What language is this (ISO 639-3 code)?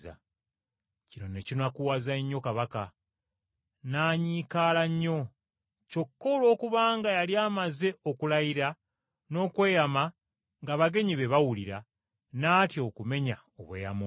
lug